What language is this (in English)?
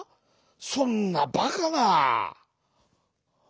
Japanese